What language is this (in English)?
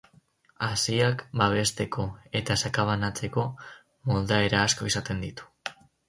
Basque